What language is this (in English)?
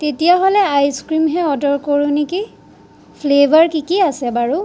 Assamese